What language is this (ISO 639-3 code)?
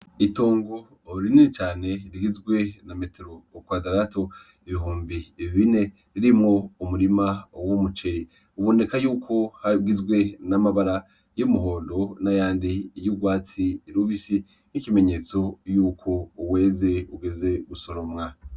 run